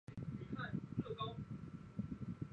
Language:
Chinese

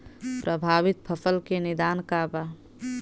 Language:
Bhojpuri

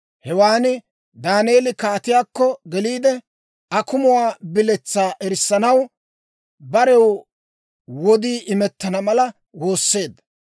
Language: Dawro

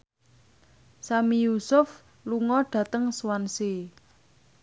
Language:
Javanese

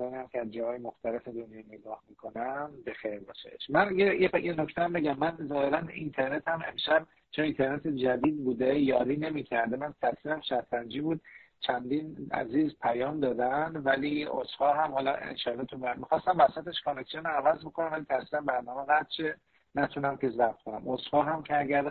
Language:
Persian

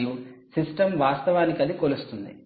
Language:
Telugu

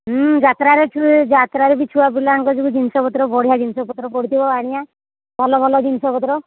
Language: Odia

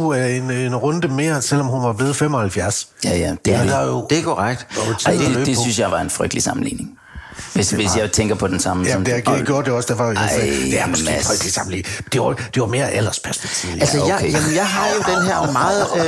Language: Danish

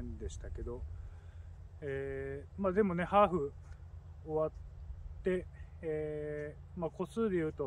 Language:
Japanese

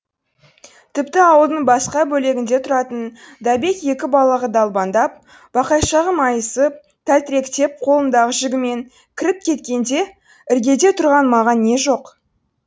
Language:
Kazakh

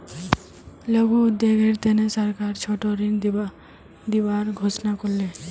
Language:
Magahi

